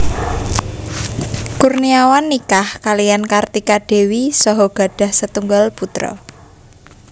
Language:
Javanese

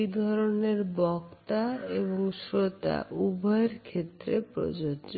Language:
Bangla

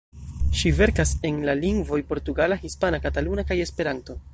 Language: Esperanto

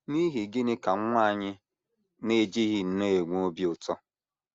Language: Igbo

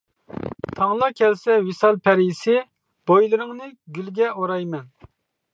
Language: Uyghur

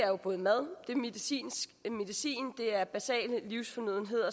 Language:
Danish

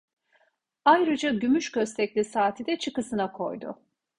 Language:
Turkish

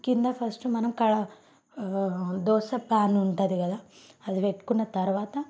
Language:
Telugu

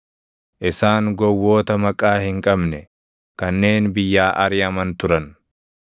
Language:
Oromo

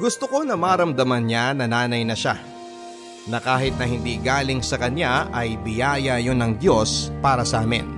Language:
Filipino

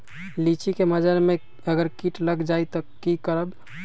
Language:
Magahi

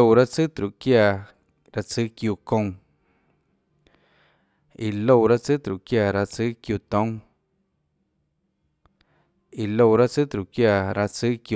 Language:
Tlacoatzintepec Chinantec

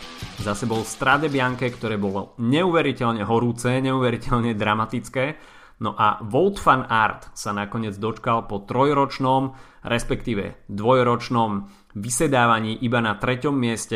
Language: Slovak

